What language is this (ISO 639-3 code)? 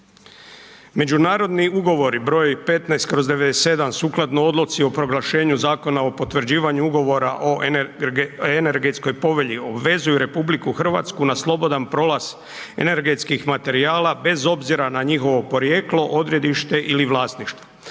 hrv